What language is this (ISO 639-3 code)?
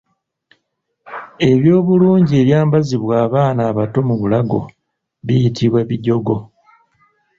lug